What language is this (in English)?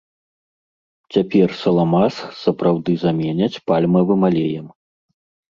Belarusian